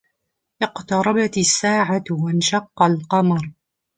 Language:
Arabic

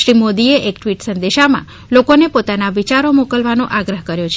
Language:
Gujarati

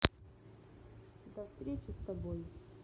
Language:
Russian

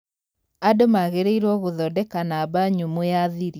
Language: Kikuyu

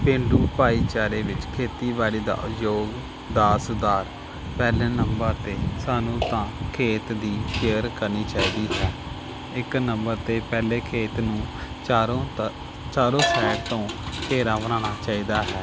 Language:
Punjabi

